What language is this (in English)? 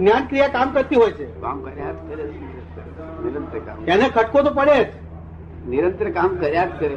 Gujarati